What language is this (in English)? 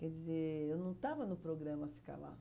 Portuguese